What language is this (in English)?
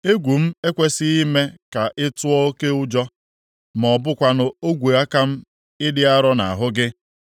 Igbo